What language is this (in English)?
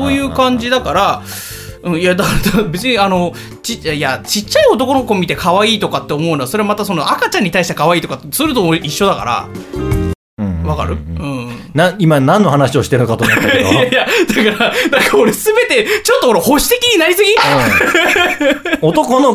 Japanese